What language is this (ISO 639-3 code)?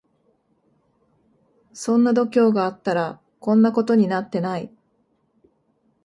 jpn